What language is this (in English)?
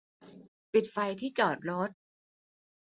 Thai